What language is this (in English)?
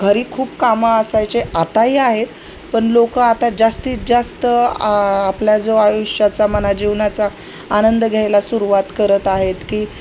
Marathi